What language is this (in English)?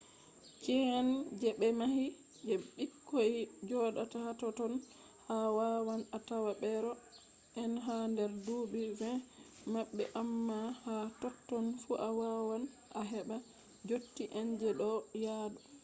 Fula